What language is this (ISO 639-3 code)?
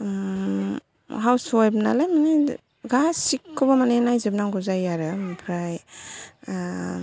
brx